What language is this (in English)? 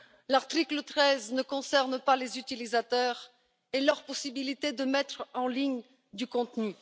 French